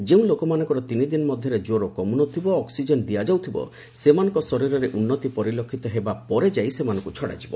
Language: Odia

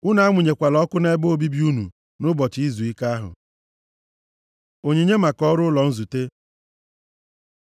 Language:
Igbo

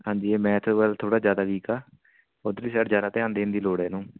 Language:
Punjabi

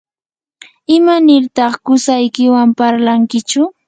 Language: Yanahuanca Pasco Quechua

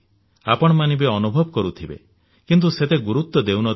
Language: Odia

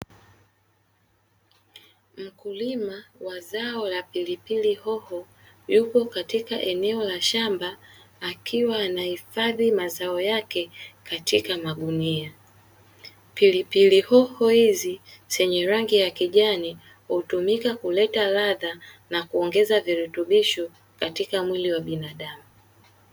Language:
Swahili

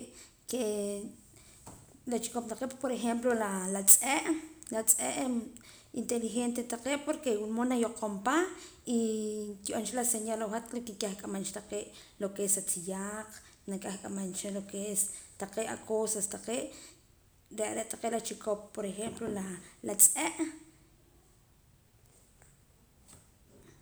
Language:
Poqomam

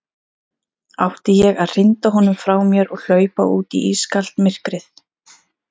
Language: Icelandic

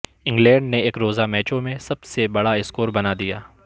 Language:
Urdu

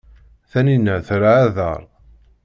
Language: Kabyle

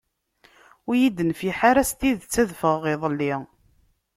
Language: Kabyle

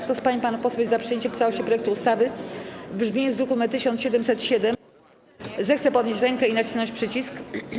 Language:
Polish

